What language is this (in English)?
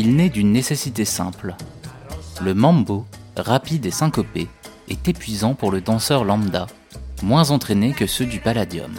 French